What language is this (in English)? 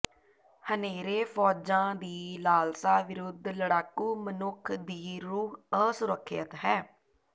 Punjabi